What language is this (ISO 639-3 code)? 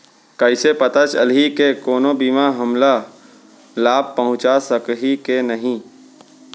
hne